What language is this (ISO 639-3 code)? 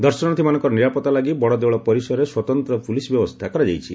ori